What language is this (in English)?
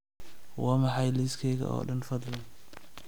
Somali